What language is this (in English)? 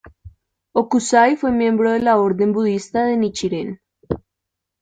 Spanish